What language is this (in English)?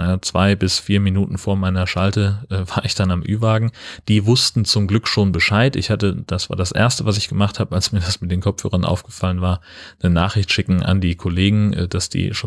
German